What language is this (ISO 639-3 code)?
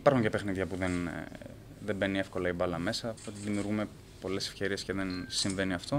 ell